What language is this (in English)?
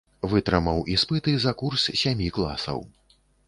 Belarusian